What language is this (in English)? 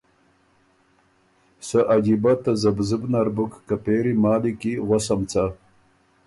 Ormuri